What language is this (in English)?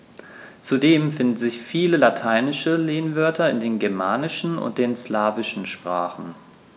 German